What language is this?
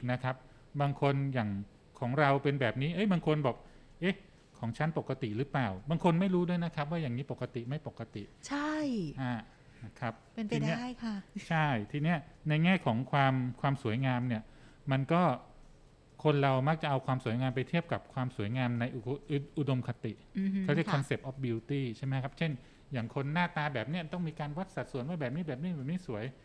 Thai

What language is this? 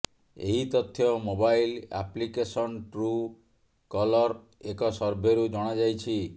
Odia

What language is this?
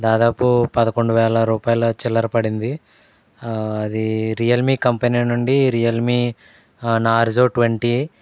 Telugu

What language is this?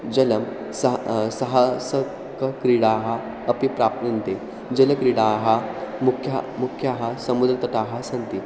Sanskrit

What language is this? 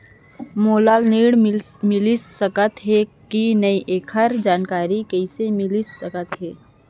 Chhattisgarhi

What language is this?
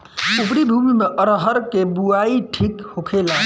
Bhojpuri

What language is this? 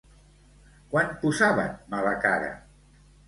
Catalan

